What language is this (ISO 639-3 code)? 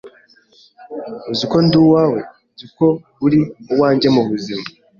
kin